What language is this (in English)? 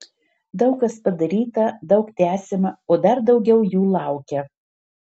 Lithuanian